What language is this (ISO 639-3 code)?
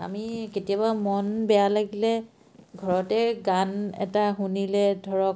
asm